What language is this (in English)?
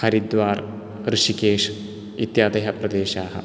Sanskrit